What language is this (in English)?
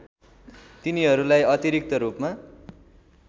Nepali